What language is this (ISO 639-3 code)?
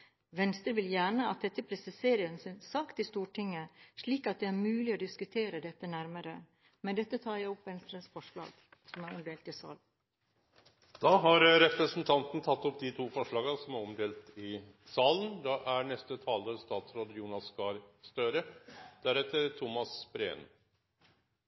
nor